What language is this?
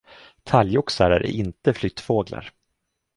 Swedish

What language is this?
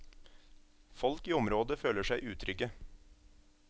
Norwegian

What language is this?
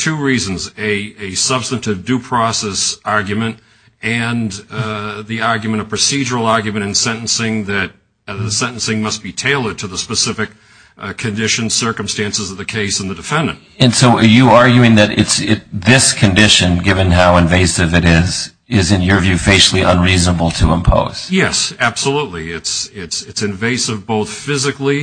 English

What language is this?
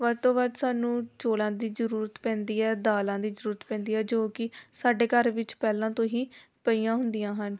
Punjabi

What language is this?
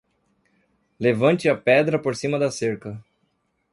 Portuguese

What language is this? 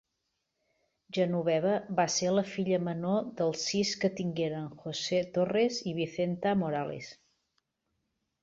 Catalan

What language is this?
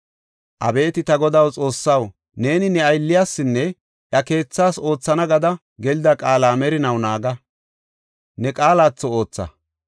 Gofa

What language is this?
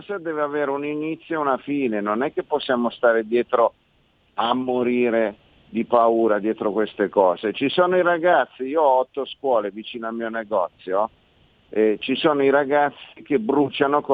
Italian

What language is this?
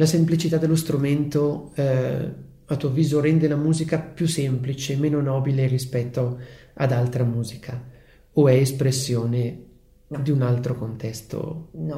Italian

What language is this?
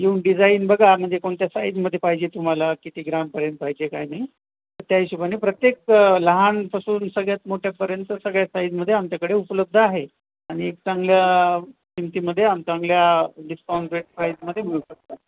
Marathi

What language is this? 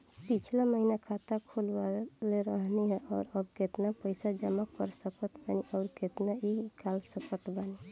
Bhojpuri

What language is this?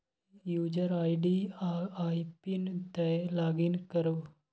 Maithili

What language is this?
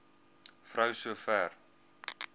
Afrikaans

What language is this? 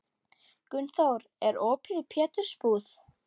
Icelandic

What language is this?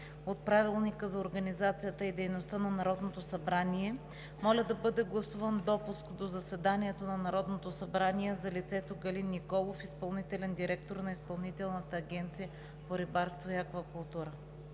Bulgarian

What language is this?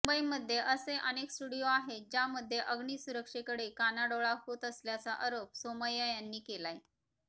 Marathi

